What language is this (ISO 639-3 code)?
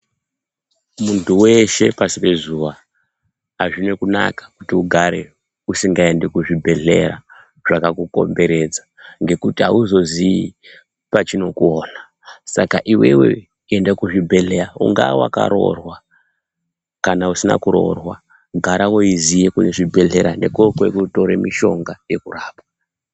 ndc